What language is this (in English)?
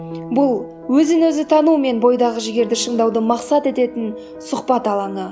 Kazakh